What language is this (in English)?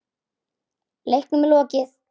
Icelandic